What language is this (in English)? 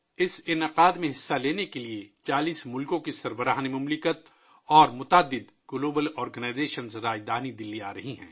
Urdu